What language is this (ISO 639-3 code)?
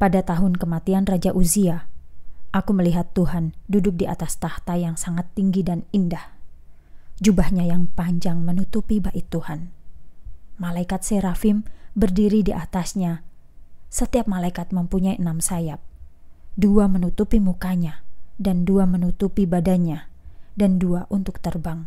ind